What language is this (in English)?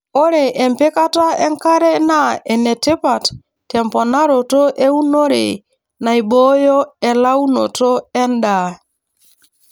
Masai